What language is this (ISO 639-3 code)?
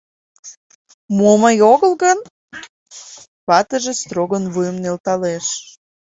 chm